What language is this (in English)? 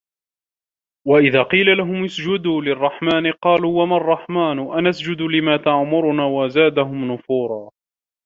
Arabic